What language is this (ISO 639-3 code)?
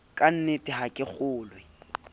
sot